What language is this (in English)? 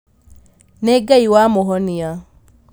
Kikuyu